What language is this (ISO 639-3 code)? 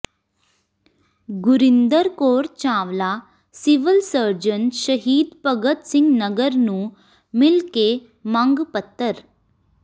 pan